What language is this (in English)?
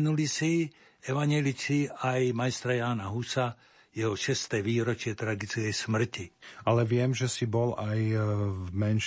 Slovak